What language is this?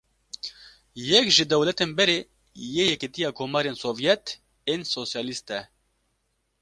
Kurdish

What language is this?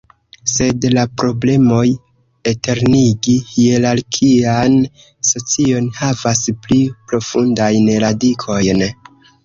Esperanto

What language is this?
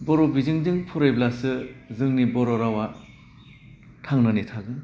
Bodo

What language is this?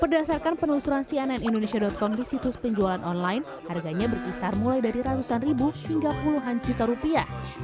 Indonesian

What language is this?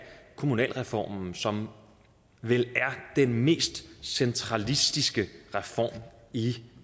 Danish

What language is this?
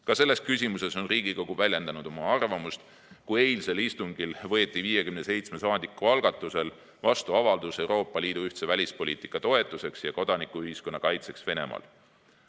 Estonian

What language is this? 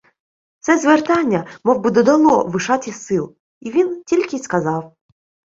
Ukrainian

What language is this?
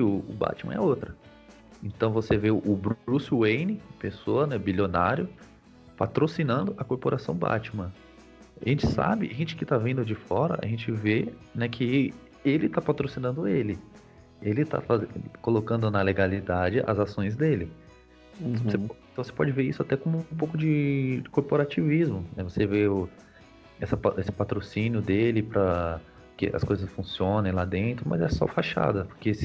Portuguese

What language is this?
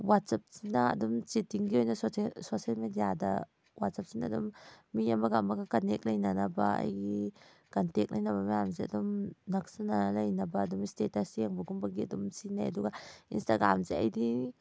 Manipuri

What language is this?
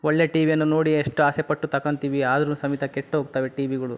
Kannada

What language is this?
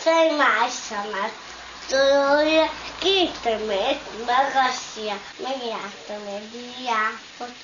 Hungarian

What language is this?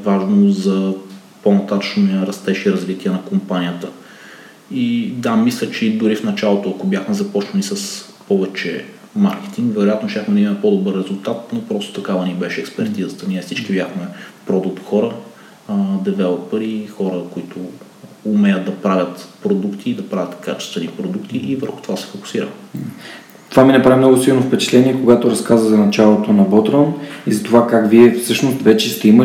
Bulgarian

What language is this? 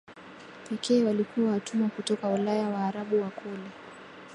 Swahili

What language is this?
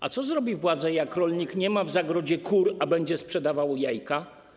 Polish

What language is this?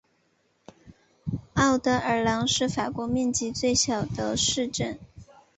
Chinese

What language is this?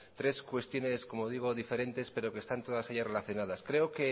Spanish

